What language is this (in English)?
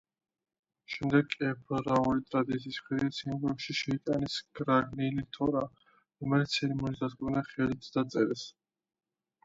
Georgian